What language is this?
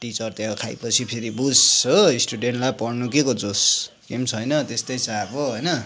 Nepali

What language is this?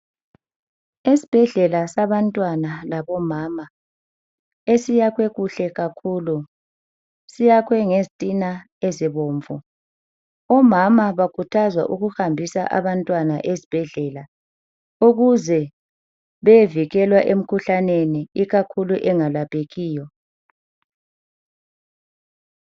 North Ndebele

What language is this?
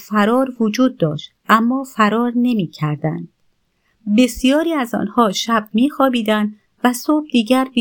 Persian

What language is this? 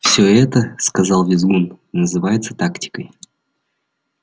Russian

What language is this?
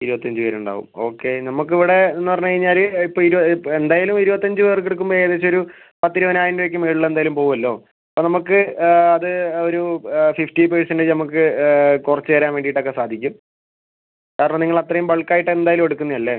Malayalam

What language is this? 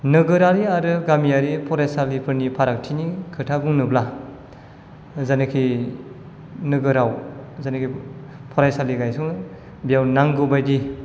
Bodo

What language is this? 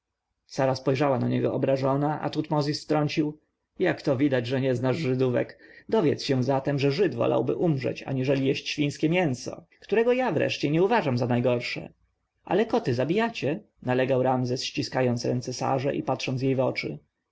Polish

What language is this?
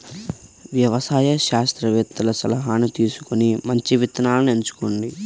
Telugu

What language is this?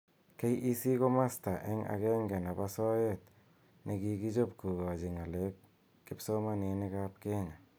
Kalenjin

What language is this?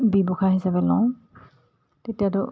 Assamese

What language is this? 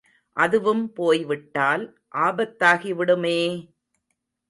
Tamil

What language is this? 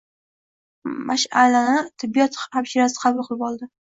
Uzbek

